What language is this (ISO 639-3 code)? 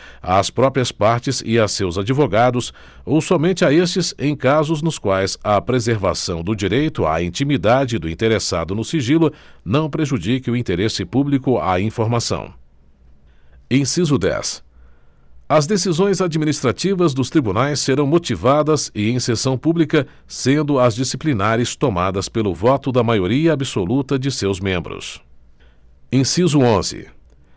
por